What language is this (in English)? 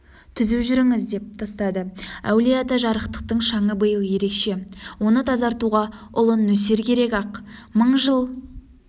Kazakh